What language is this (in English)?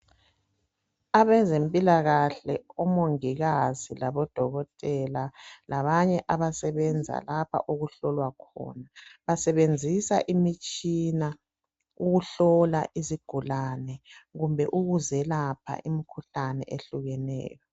North Ndebele